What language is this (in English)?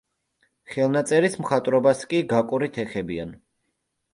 Georgian